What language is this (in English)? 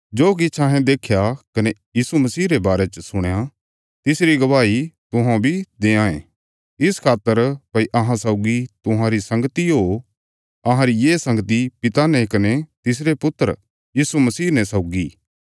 Bilaspuri